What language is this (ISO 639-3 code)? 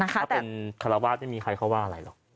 tha